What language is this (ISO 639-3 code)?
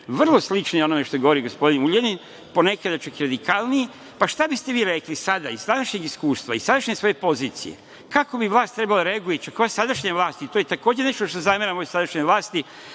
srp